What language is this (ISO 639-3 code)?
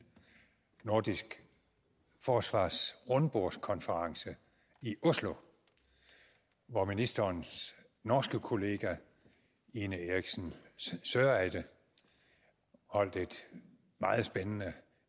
dan